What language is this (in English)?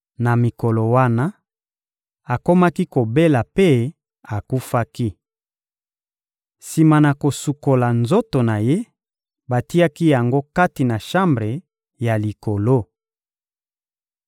Lingala